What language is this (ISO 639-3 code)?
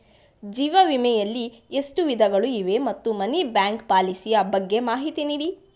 kan